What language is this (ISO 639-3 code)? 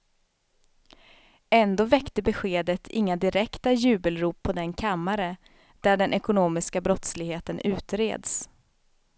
swe